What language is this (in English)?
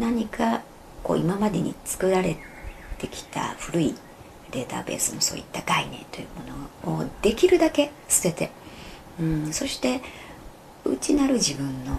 Japanese